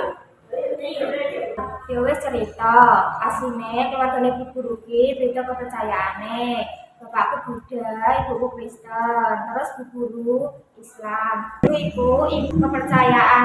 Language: Indonesian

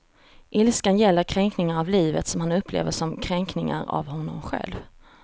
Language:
Swedish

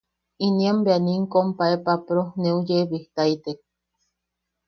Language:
Yaqui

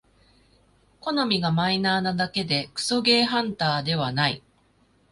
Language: Japanese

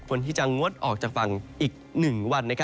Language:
Thai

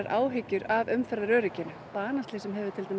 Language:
Icelandic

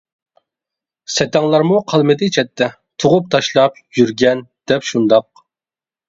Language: Uyghur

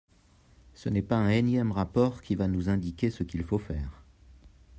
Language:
French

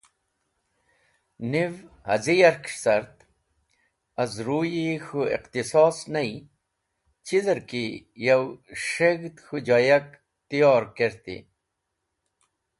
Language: Wakhi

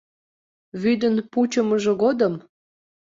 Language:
Mari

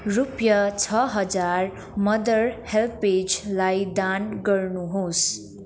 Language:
Nepali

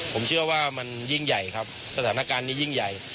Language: Thai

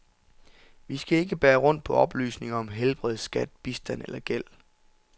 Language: Danish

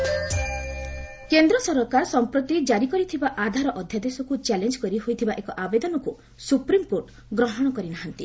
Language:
Odia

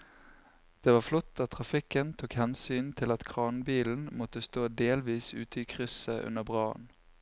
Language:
Norwegian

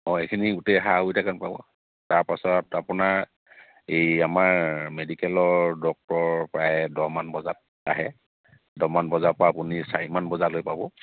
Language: Assamese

